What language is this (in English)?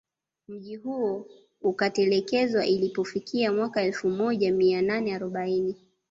Swahili